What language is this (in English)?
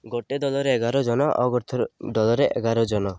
Odia